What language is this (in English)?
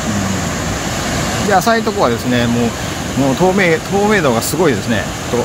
Japanese